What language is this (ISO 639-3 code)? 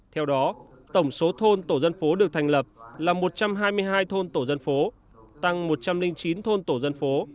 vie